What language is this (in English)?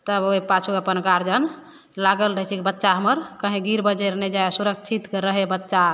Maithili